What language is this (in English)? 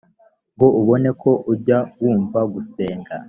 Kinyarwanda